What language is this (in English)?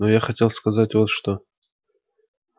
Russian